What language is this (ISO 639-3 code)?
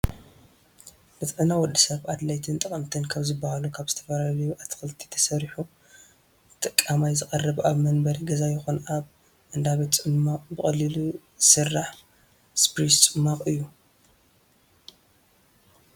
tir